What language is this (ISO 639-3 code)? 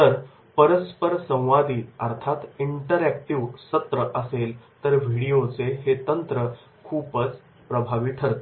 mar